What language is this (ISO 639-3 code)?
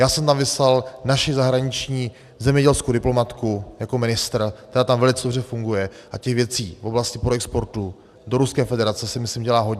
ces